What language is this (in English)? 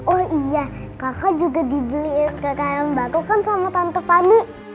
Indonesian